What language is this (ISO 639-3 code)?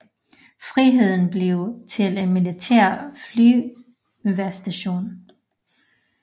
dan